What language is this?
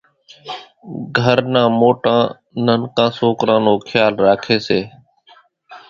Kachi Koli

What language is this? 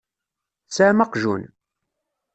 Kabyle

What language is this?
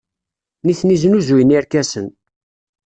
Kabyle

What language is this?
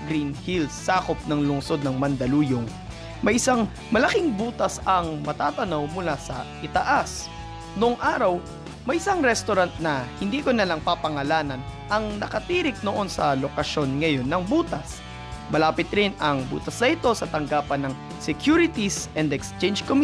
Filipino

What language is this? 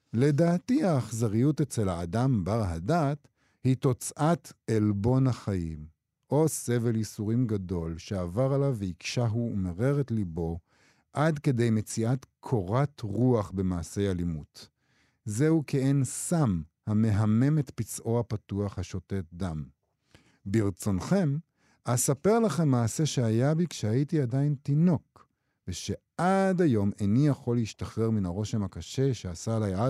Hebrew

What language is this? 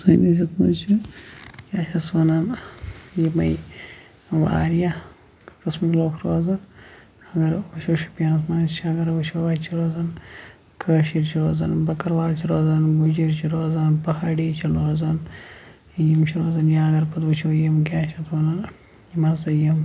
Kashmiri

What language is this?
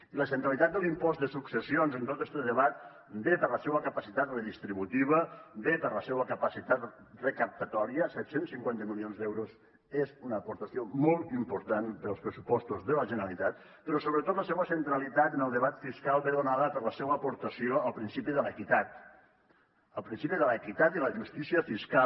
Catalan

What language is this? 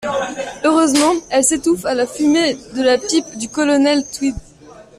French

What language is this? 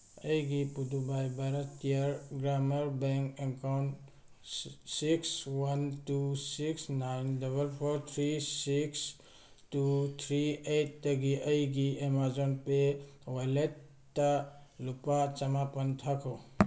Manipuri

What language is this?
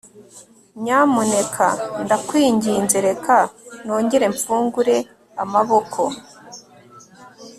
Kinyarwanda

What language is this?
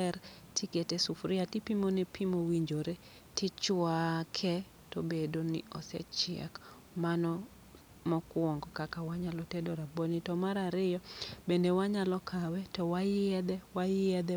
Luo (Kenya and Tanzania)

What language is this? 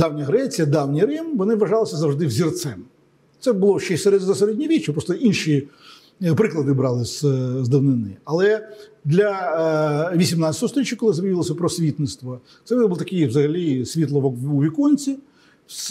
Ukrainian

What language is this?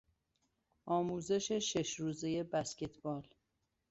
Persian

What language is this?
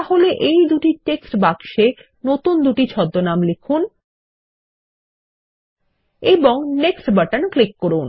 Bangla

